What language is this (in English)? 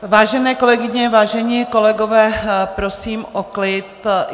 Czech